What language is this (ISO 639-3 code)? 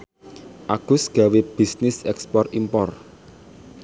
jav